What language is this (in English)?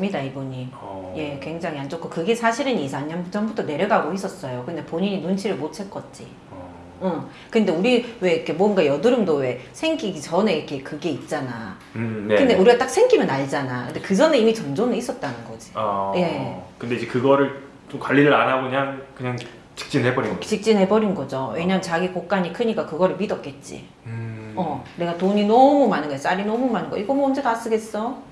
Korean